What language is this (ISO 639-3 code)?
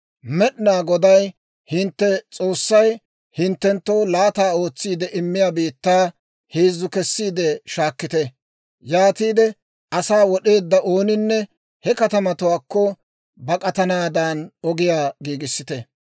dwr